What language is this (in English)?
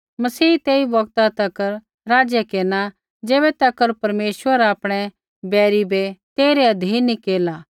Kullu Pahari